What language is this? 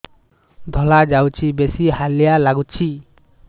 Odia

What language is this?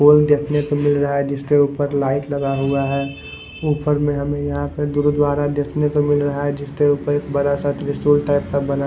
Hindi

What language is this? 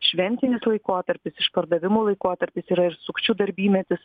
Lithuanian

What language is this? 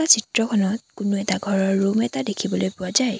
Assamese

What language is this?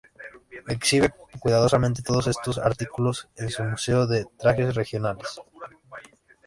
Spanish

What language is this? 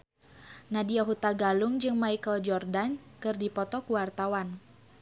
Sundanese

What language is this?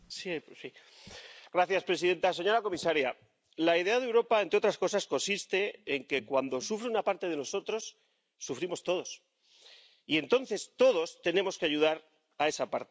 Spanish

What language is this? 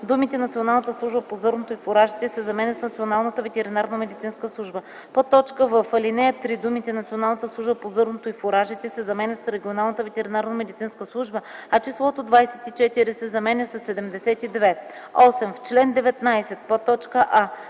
Bulgarian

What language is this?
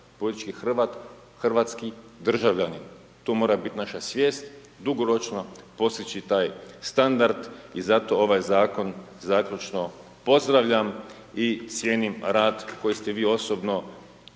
Croatian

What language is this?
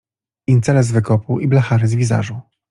Polish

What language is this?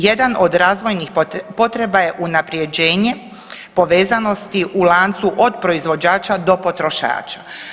Croatian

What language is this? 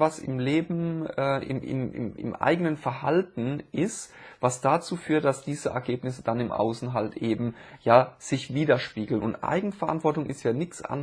German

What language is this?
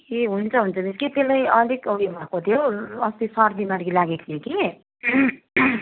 Nepali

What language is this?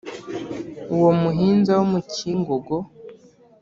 Kinyarwanda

